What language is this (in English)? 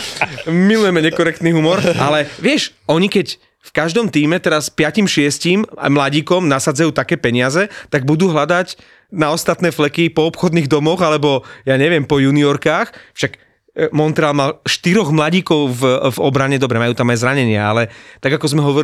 Slovak